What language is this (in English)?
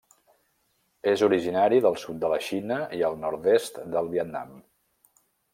Catalan